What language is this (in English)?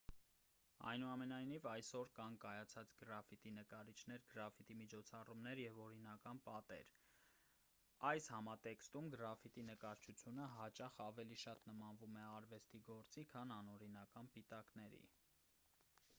Armenian